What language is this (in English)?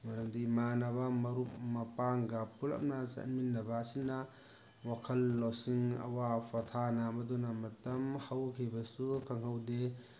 Manipuri